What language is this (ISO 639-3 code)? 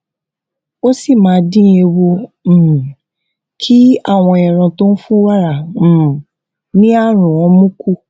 yor